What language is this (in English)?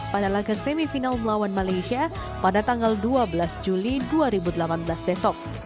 Indonesian